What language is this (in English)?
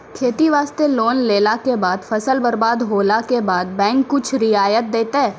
Maithili